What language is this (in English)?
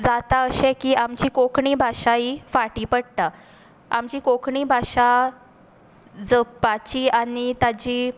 Konkani